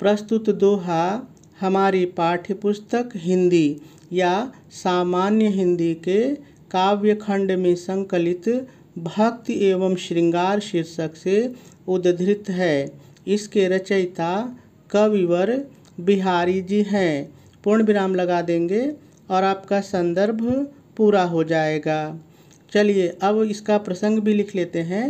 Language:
Hindi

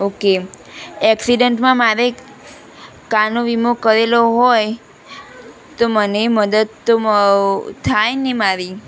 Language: Gujarati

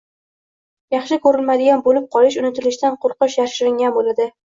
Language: Uzbek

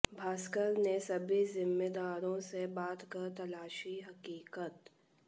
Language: Hindi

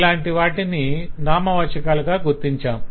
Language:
Telugu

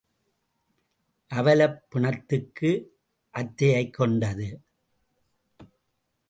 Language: Tamil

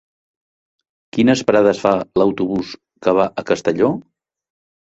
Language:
Catalan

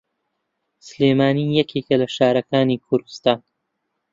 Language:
Central Kurdish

